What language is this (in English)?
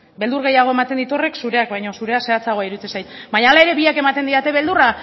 Basque